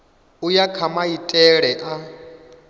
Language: Venda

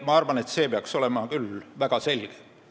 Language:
Estonian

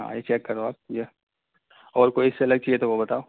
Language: Urdu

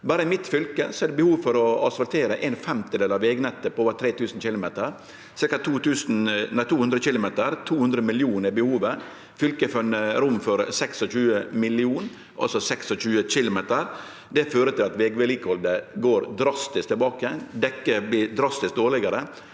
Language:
Norwegian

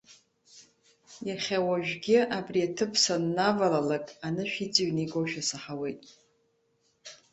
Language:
Abkhazian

